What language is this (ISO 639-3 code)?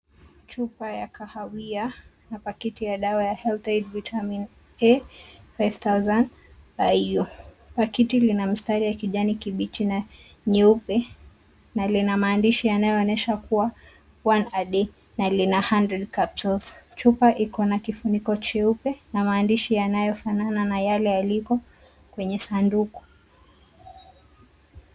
swa